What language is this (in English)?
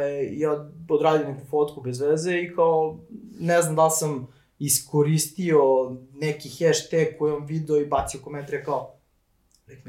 Croatian